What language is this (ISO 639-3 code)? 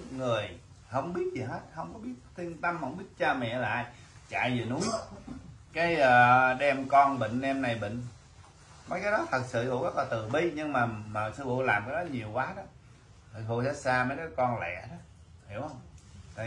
vie